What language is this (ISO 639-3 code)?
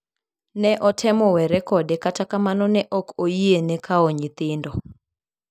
luo